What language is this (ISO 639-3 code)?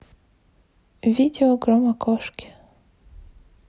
rus